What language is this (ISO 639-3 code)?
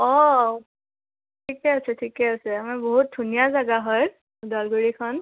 asm